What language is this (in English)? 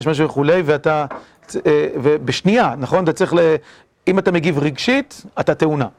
Hebrew